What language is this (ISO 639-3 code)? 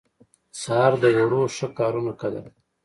pus